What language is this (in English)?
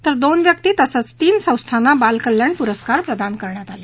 Marathi